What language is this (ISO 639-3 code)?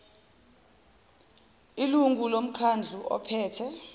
zul